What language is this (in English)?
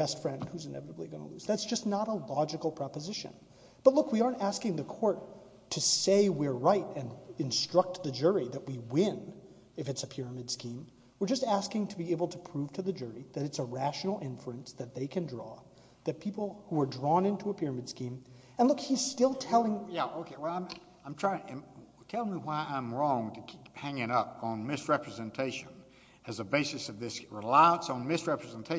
English